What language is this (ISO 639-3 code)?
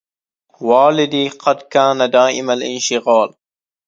ara